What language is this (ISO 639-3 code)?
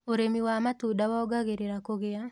kik